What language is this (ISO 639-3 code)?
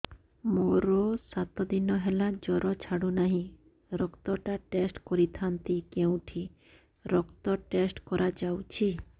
ori